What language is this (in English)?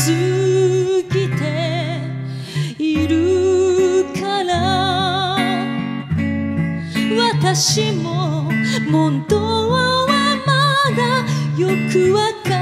Japanese